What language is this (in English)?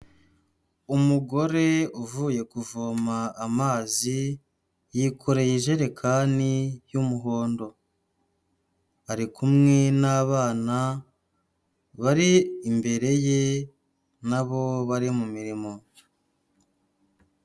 Kinyarwanda